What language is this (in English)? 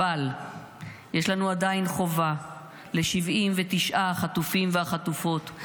Hebrew